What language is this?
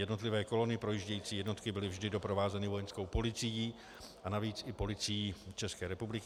Czech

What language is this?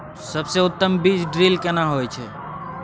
Maithili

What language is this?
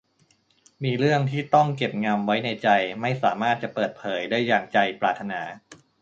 Thai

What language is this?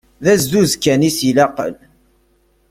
Kabyle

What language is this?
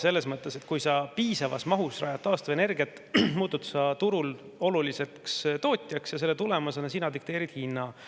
Estonian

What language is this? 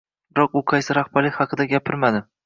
Uzbek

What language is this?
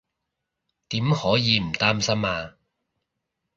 Cantonese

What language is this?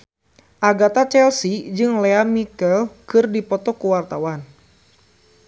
Sundanese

